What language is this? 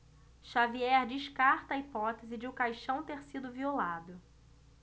Portuguese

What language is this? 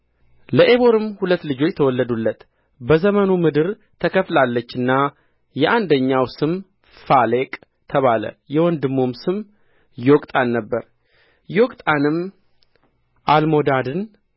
Amharic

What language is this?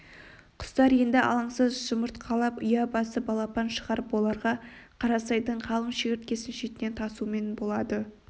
Kazakh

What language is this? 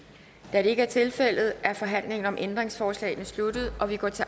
Danish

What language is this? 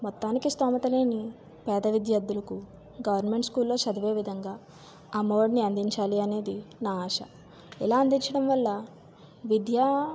Telugu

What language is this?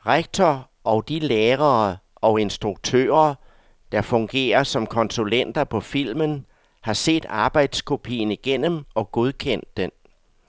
Danish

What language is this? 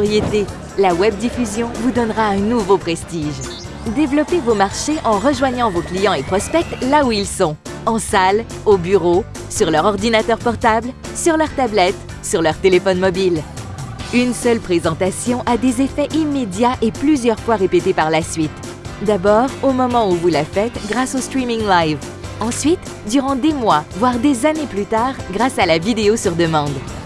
French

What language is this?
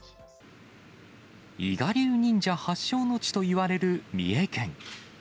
Japanese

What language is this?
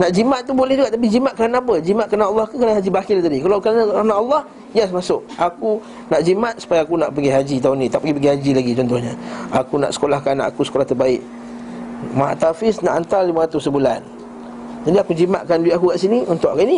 Malay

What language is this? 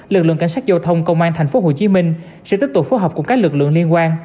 Vietnamese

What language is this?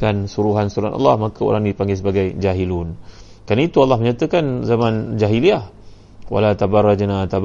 Malay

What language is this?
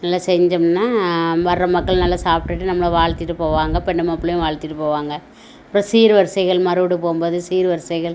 Tamil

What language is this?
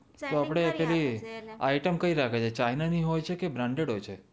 Gujarati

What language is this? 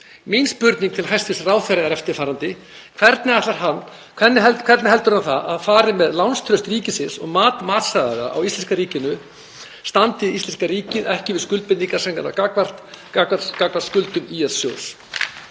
Icelandic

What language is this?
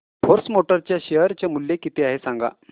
Marathi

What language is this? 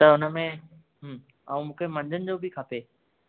Sindhi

